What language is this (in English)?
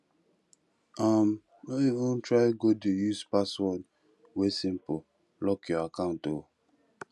Nigerian Pidgin